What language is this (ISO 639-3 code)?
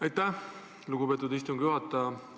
est